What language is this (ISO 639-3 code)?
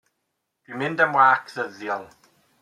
cym